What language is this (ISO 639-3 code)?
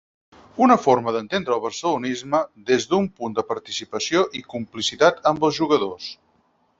cat